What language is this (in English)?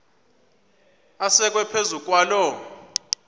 Xhosa